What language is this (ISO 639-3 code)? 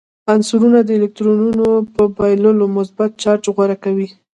pus